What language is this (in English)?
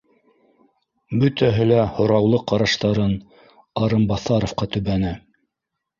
Bashkir